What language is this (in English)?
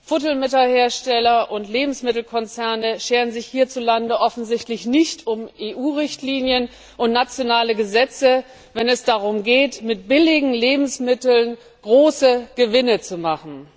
German